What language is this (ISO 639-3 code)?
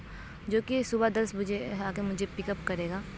urd